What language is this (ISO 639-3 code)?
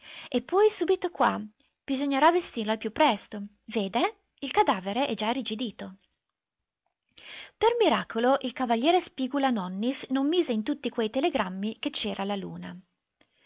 ita